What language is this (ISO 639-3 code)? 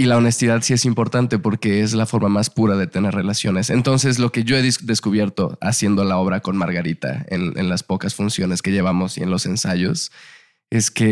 spa